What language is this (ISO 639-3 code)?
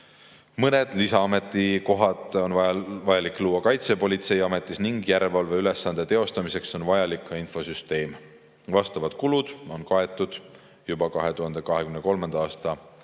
est